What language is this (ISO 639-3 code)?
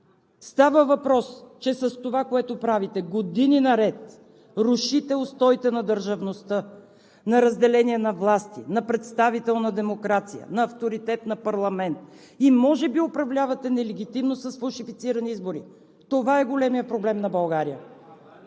bul